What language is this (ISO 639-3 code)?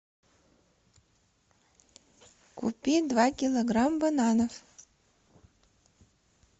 rus